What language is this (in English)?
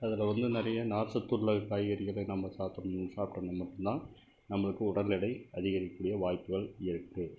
Tamil